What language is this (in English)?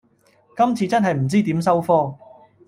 Cantonese